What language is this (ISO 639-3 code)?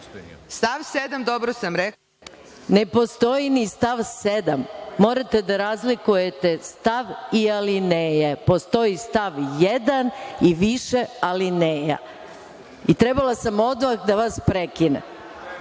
srp